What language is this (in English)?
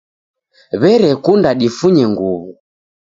Taita